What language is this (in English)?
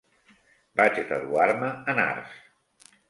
Catalan